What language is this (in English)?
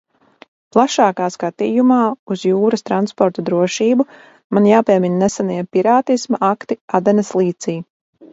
Latvian